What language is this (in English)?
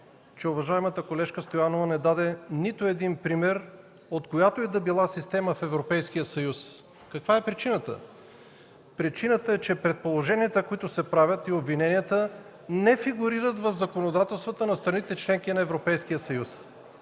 Bulgarian